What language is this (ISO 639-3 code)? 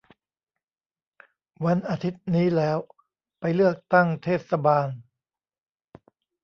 tha